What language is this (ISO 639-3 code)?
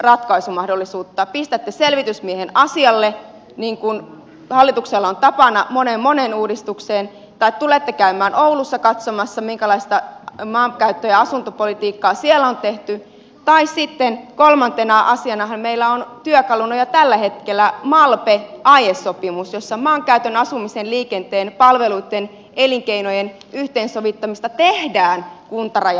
fin